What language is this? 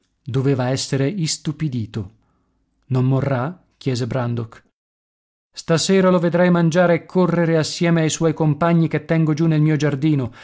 Italian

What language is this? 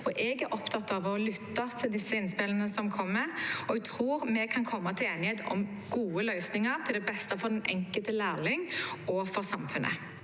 Norwegian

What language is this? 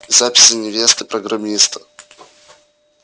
Russian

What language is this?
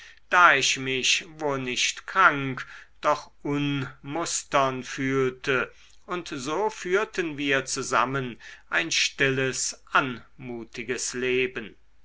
German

